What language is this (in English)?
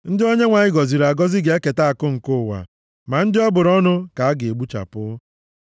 Igbo